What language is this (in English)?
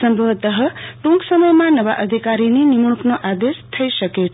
Gujarati